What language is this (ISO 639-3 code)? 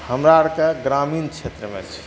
mai